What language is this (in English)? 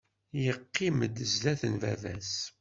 Kabyle